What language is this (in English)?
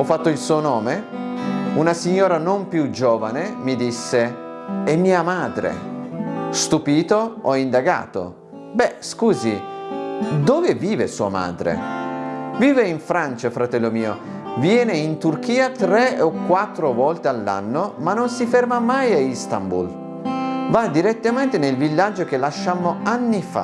Italian